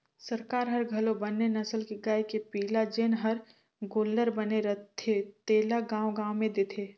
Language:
Chhattisgarhi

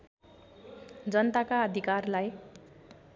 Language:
Nepali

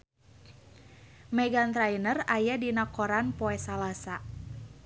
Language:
Sundanese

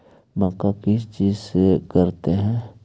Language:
Magahi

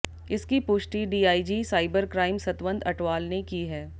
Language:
Hindi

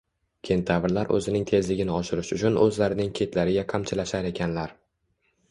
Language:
Uzbek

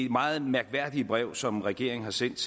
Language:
Danish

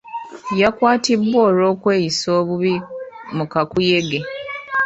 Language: Ganda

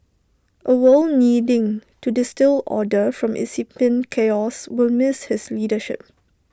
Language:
English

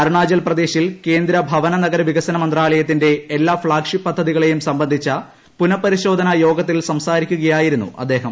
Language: Malayalam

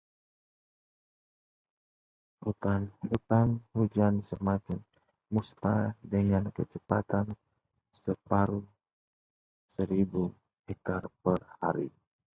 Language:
Indonesian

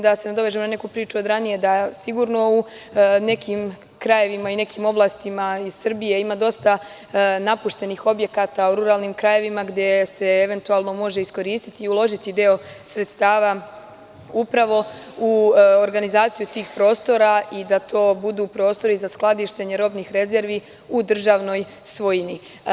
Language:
Serbian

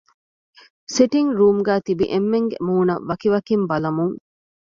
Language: Divehi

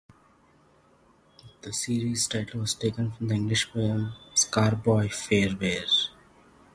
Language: English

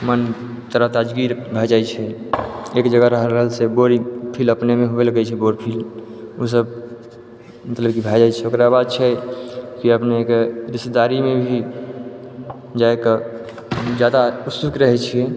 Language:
Maithili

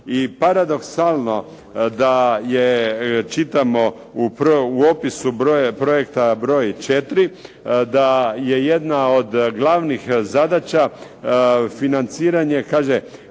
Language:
Croatian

